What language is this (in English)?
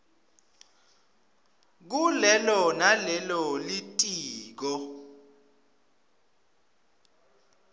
Swati